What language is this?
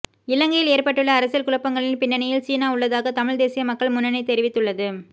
Tamil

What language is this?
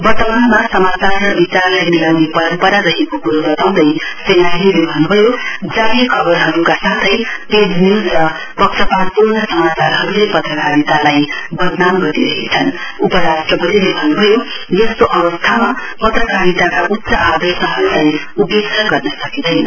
Nepali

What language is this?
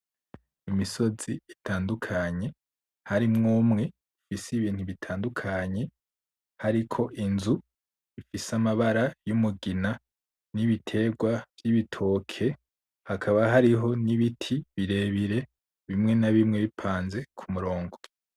Rundi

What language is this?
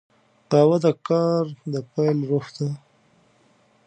Pashto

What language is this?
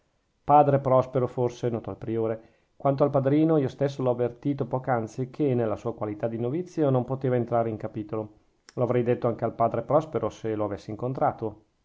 Italian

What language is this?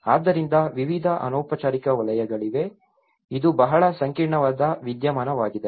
Kannada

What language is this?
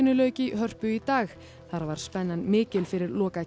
Icelandic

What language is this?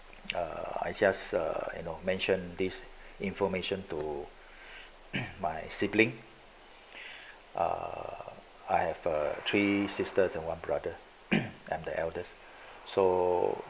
English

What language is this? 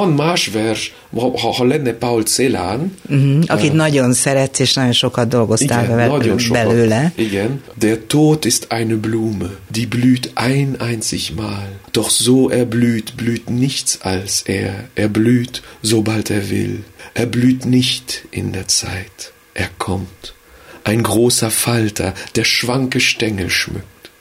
Hungarian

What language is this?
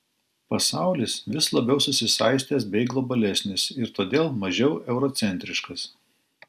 Lithuanian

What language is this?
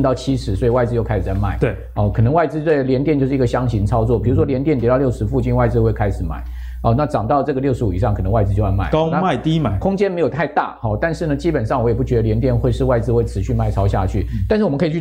Chinese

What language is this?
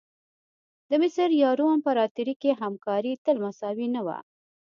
Pashto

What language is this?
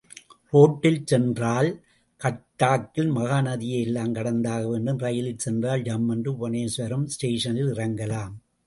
Tamil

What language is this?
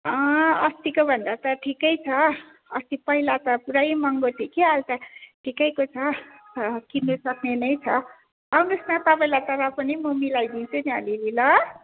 Nepali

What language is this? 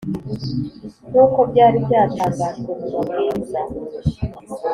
Kinyarwanda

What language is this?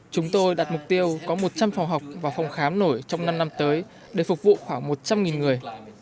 Vietnamese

